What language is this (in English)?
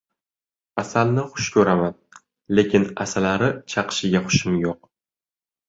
Uzbek